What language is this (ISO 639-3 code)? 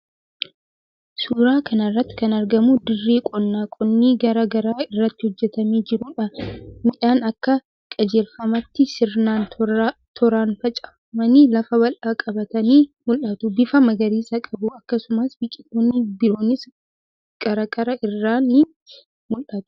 orm